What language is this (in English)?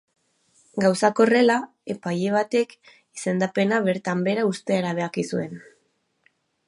Basque